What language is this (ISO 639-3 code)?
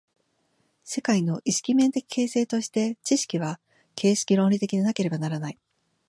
jpn